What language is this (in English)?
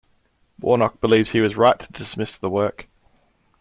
English